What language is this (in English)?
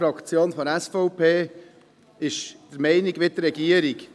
Swiss German